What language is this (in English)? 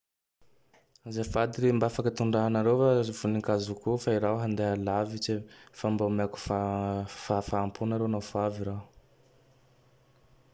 Tandroy-Mahafaly Malagasy